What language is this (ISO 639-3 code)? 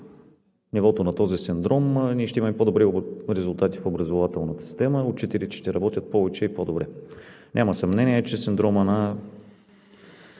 bul